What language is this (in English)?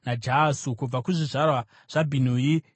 Shona